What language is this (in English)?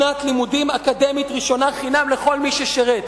Hebrew